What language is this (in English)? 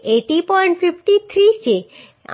Gujarati